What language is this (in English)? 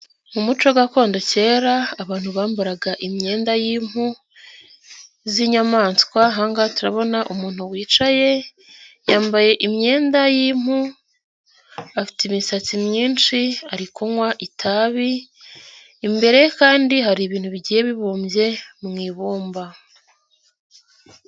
Kinyarwanda